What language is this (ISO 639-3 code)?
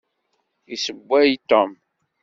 kab